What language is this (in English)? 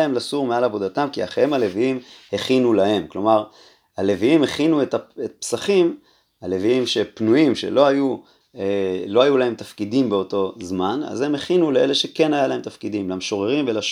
Hebrew